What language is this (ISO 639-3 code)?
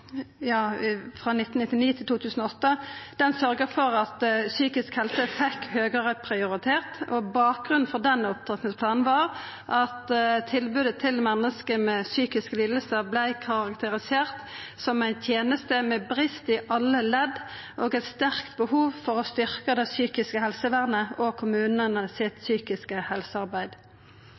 nno